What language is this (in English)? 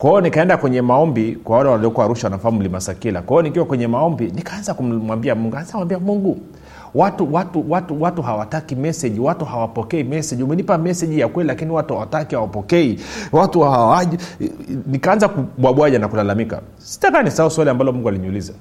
Swahili